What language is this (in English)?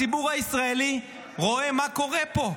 Hebrew